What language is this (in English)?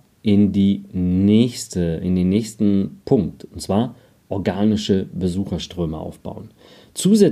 German